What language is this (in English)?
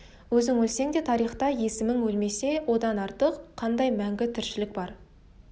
Kazakh